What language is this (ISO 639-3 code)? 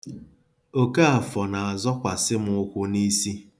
ibo